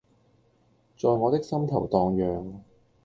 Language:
Cantonese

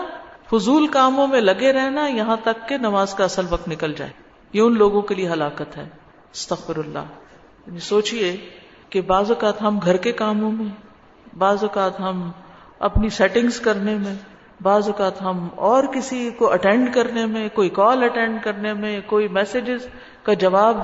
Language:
Urdu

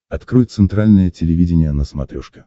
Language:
Russian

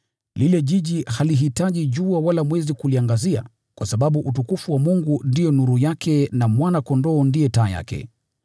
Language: Swahili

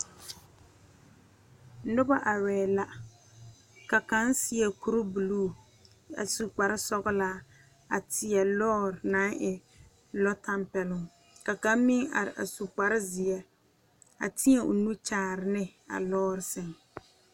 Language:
Southern Dagaare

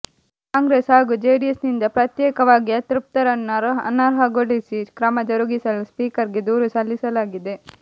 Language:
Kannada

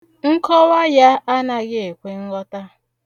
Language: Igbo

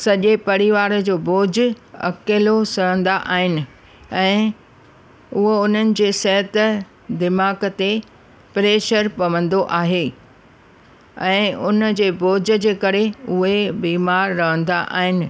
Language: Sindhi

